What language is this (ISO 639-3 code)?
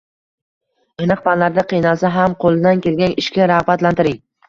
uzb